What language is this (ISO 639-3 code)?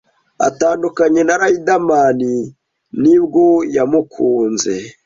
kin